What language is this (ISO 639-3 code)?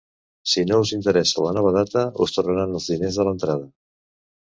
cat